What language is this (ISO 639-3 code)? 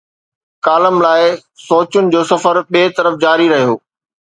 snd